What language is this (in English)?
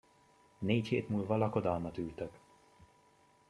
Hungarian